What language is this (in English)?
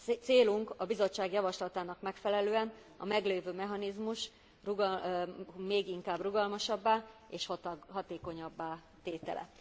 Hungarian